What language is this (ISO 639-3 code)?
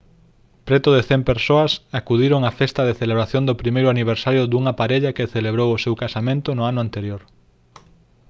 glg